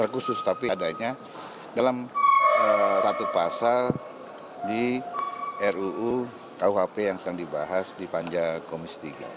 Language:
Indonesian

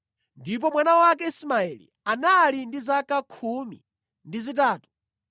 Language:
Nyanja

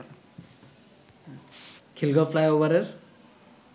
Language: Bangla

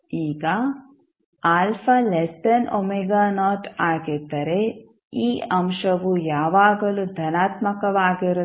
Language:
Kannada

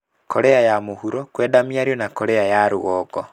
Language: Kikuyu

